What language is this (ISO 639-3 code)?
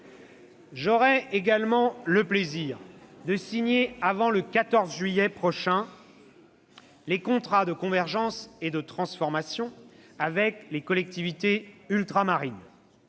fra